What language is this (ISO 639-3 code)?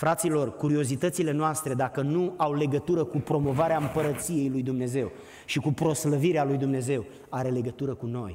ron